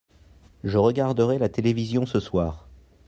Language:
French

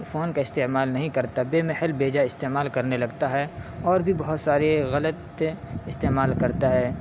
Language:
Urdu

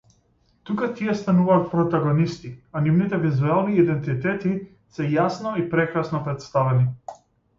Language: Macedonian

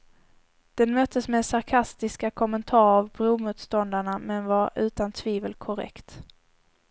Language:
Swedish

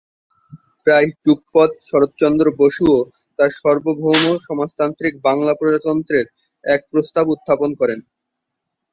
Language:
Bangla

